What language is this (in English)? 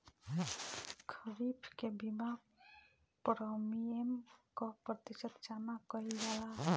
Bhojpuri